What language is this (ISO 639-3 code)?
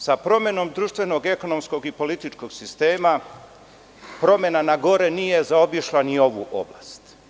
srp